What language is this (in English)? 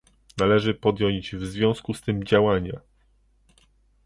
Polish